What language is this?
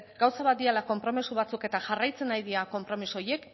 Basque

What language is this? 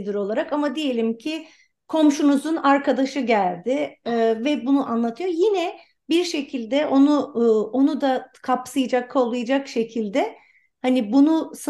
Turkish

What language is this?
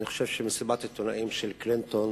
Hebrew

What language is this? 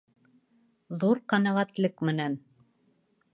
Bashkir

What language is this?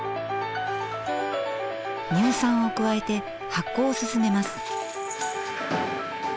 Japanese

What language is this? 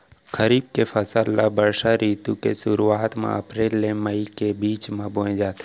Chhattisgarhi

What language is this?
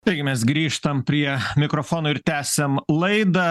Lithuanian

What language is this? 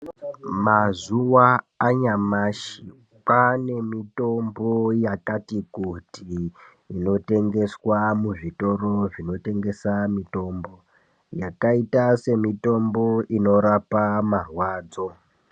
Ndau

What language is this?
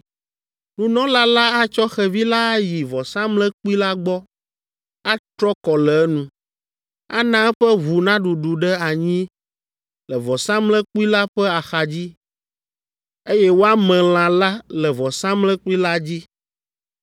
Ewe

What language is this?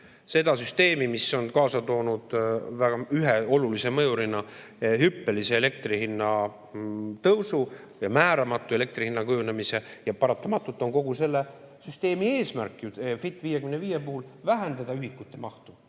Estonian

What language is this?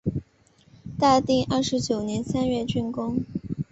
Chinese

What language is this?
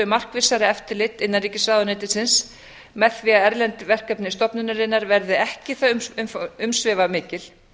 Icelandic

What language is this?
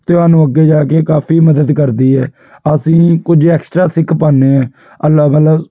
Punjabi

